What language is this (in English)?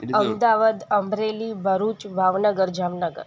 Sindhi